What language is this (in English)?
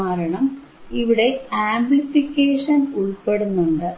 Malayalam